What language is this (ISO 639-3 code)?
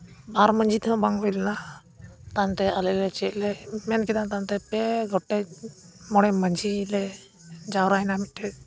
sat